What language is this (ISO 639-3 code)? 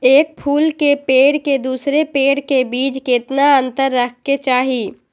mag